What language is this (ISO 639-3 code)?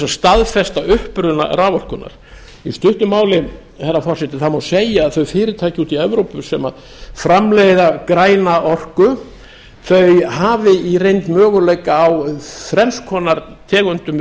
isl